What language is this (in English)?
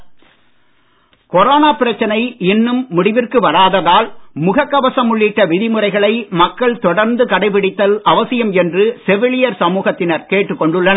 Tamil